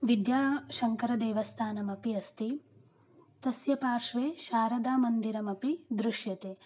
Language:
Sanskrit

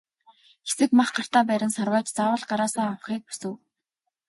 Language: Mongolian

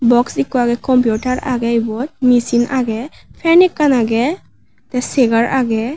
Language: Chakma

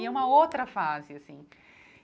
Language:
Portuguese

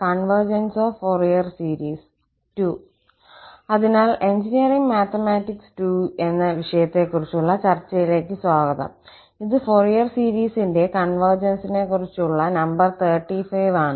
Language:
Malayalam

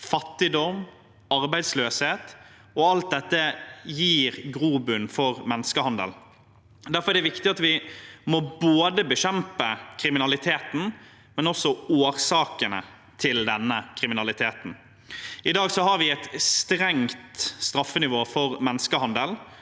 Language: Norwegian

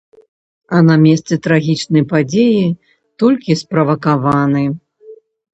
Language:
Belarusian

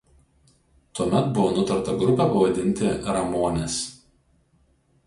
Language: Lithuanian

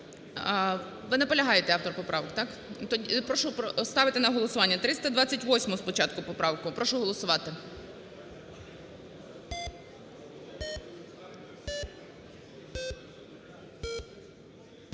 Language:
Ukrainian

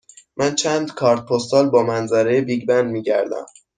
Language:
Persian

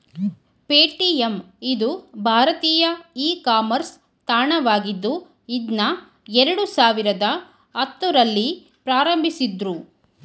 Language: Kannada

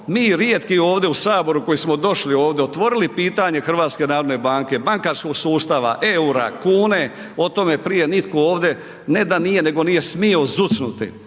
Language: Croatian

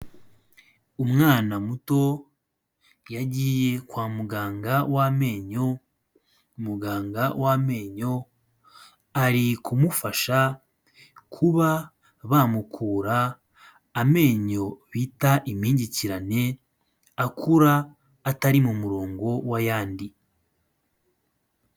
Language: Kinyarwanda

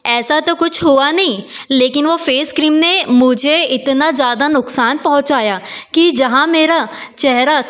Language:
Hindi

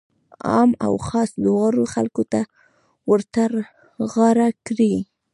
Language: Pashto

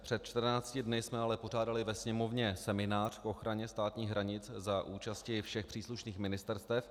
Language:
Czech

